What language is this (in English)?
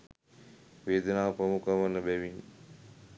Sinhala